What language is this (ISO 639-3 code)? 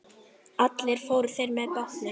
isl